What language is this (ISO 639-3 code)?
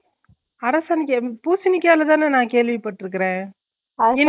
tam